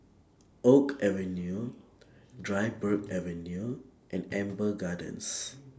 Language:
English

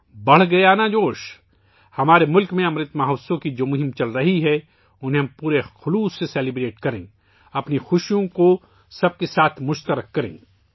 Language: Urdu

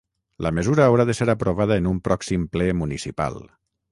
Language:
Catalan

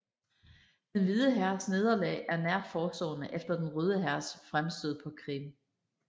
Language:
Danish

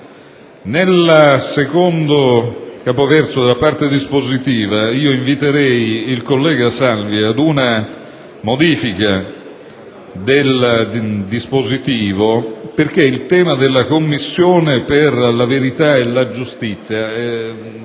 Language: Italian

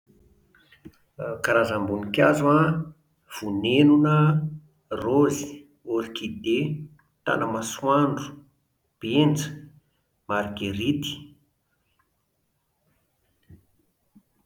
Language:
Malagasy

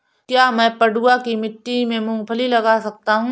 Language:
Hindi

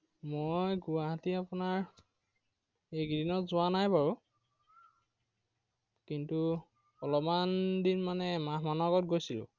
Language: Assamese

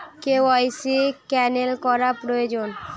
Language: Bangla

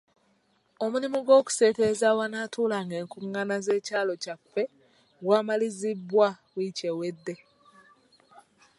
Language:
Ganda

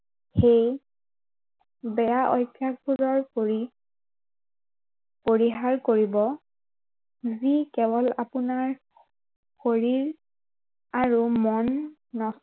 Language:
Assamese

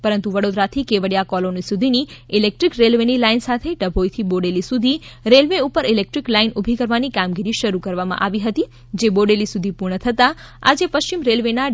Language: Gujarati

